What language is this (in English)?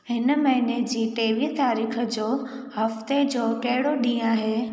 Sindhi